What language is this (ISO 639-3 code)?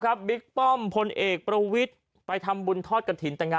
tha